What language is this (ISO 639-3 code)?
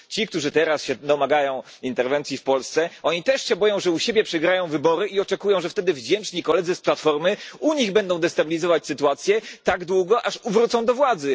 pol